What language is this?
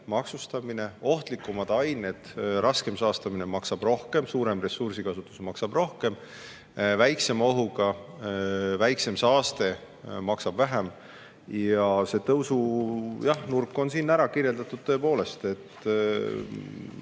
Estonian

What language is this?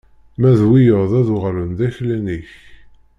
Kabyle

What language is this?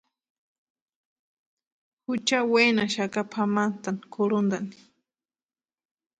Western Highland Purepecha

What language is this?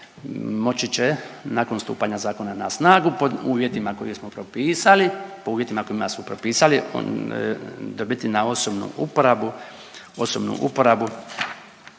Croatian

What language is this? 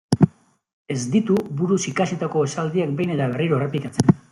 Basque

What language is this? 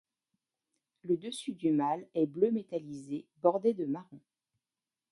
French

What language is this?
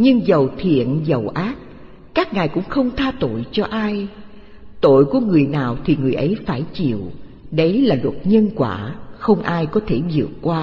Vietnamese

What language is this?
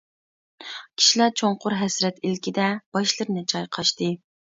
Uyghur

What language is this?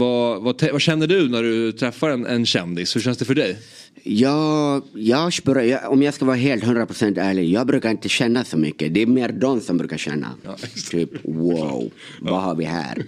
Swedish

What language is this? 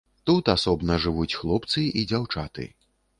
Belarusian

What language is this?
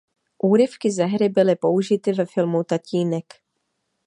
Czech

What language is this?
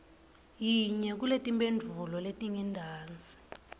Swati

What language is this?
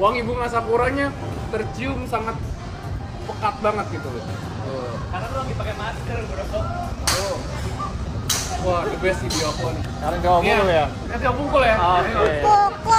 Indonesian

